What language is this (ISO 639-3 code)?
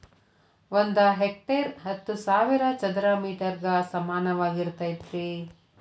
kan